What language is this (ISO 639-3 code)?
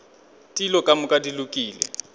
nso